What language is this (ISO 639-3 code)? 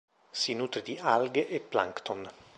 ita